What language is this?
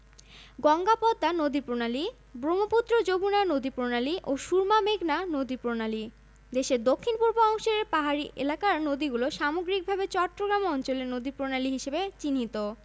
Bangla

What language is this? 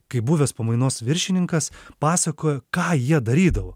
Lithuanian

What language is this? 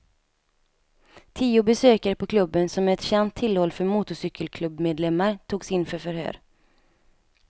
Swedish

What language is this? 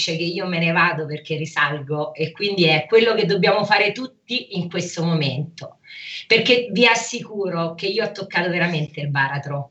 Italian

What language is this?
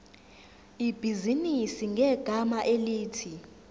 Zulu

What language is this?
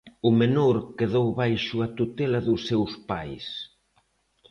Galician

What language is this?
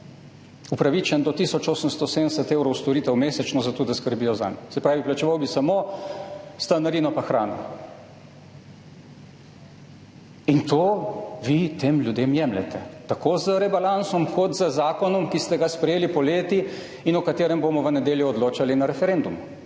Slovenian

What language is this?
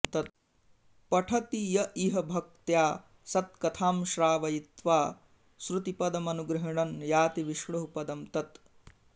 Sanskrit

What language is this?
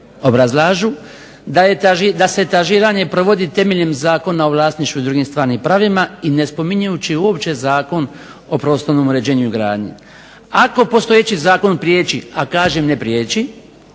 Croatian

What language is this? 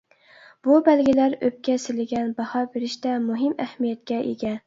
Uyghur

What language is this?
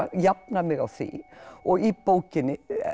Icelandic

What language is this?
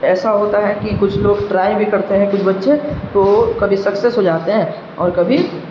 Urdu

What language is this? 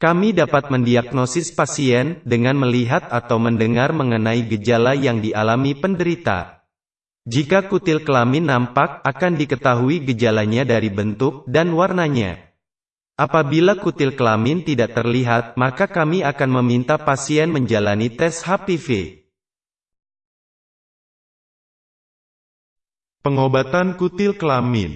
Indonesian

